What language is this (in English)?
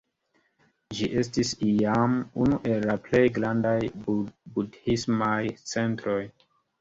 Esperanto